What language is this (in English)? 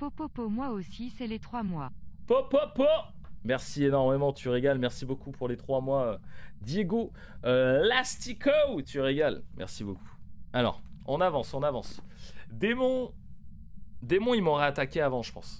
French